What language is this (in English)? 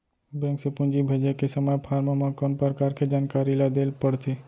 Chhattisgarhi